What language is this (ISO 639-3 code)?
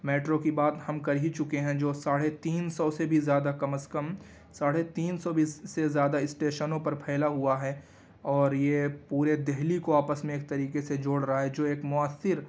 urd